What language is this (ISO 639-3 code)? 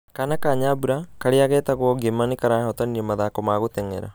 kik